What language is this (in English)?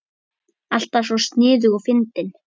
Icelandic